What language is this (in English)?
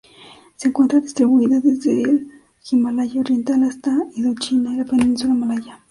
Spanish